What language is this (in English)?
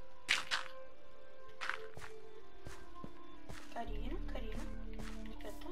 Italian